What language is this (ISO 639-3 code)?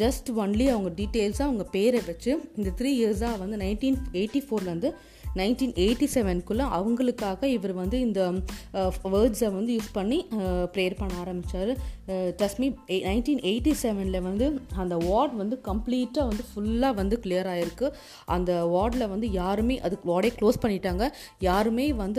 tam